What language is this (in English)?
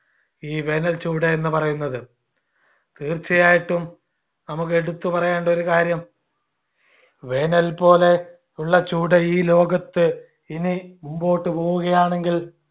Malayalam